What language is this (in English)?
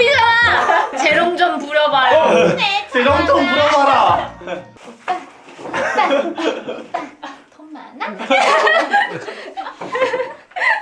Korean